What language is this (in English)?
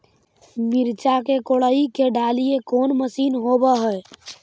Magahi